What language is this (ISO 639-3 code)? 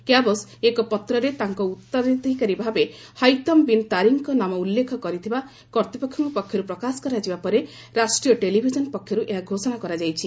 ori